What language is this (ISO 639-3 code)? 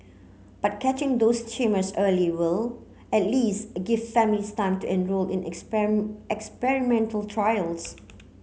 eng